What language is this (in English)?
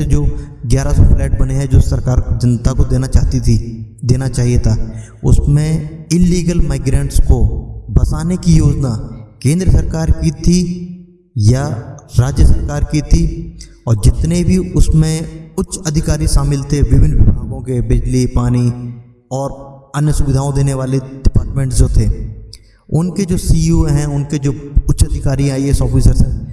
Hindi